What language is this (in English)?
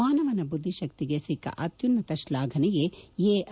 Kannada